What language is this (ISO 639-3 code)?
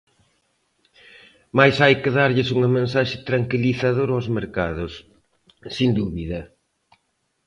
glg